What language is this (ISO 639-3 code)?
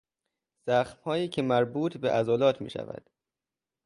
fas